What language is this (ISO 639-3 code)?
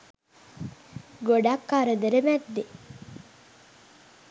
sin